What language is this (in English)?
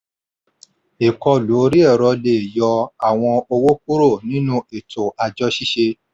Yoruba